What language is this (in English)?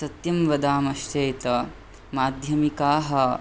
Sanskrit